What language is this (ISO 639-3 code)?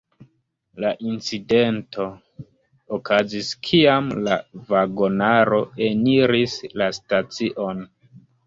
epo